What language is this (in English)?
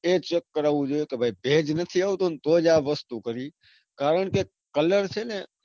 Gujarati